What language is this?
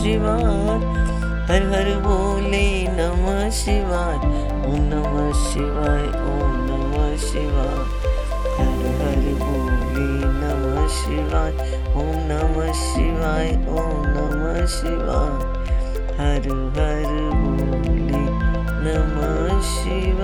Hindi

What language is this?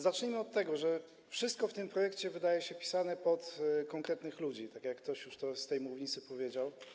Polish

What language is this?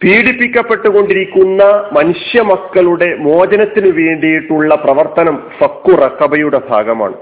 Malayalam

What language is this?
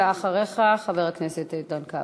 Hebrew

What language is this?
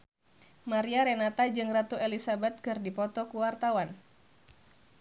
Sundanese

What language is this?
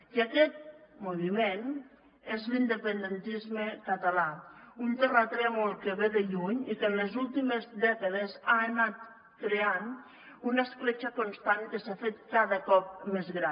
Catalan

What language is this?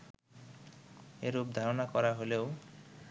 Bangla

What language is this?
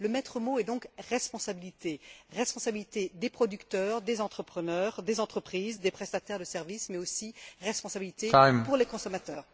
French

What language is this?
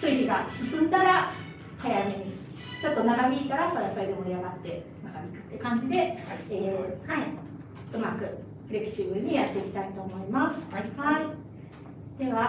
Japanese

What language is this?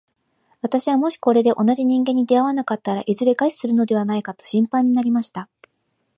Japanese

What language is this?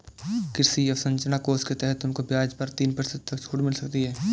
Hindi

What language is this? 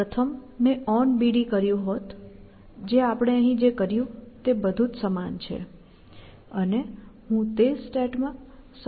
Gujarati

